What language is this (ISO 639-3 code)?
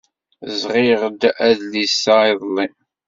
kab